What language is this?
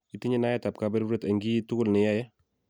Kalenjin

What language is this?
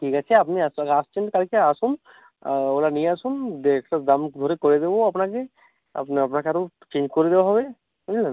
Bangla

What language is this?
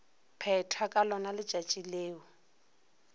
Northern Sotho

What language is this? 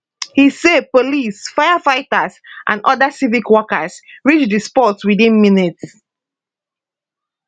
Nigerian Pidgin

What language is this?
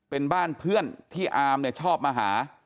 Thai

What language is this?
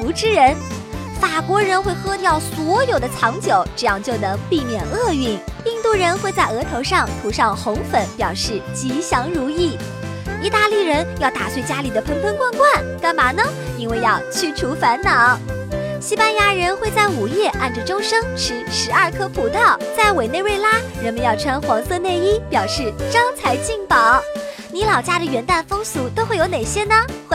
Chinese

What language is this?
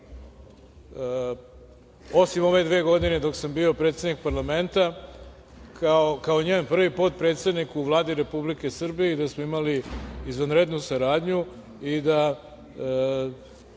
Serbian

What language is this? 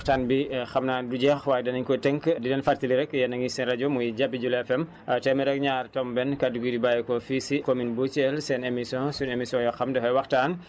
Wolof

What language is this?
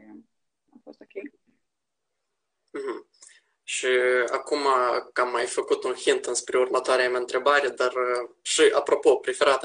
Romanian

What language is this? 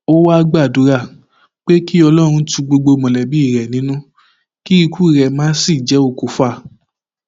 Yoruba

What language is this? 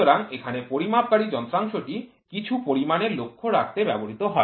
Bangla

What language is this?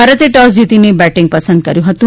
Gujarati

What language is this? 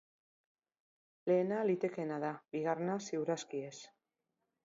Basque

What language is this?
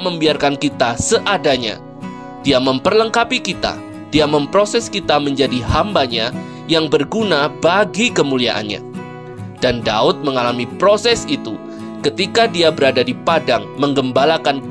Indonesian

